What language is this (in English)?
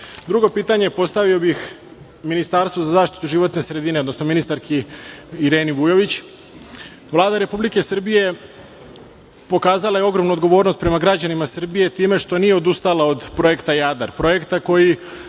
Serbian